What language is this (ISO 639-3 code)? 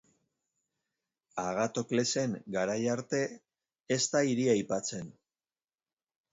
eus